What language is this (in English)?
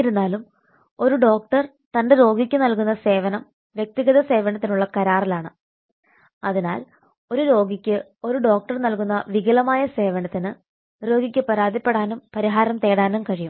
Malayalam